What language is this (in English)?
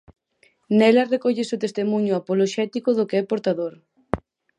Galician